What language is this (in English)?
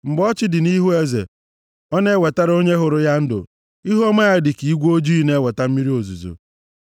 Igbo